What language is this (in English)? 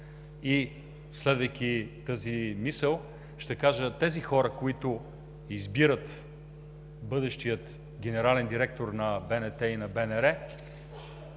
Bulgarian